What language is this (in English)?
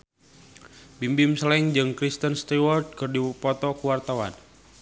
Sundanese